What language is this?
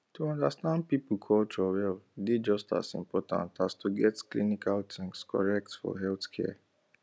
Nigerian Pidgin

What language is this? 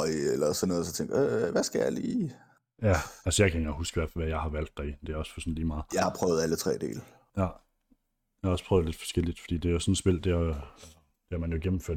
Danish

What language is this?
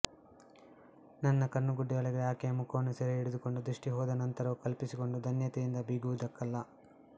Kannada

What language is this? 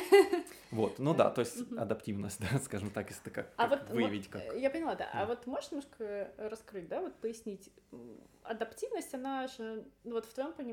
Russian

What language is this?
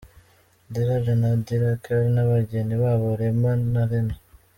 Kinyarwanda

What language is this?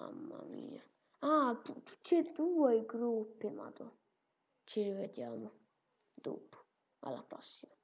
Italian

